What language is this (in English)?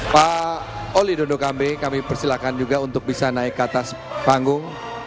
Indonesian